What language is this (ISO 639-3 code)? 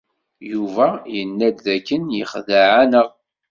kab